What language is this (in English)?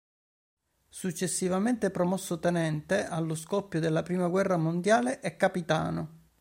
Italian